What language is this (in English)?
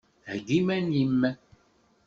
Kabyle